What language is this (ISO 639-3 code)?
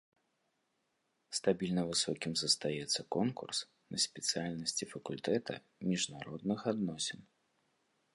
bel